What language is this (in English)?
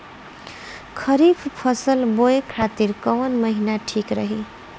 Bhojpuri